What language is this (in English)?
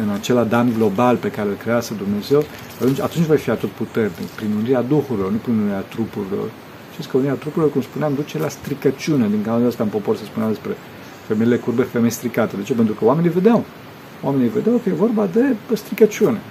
Romanian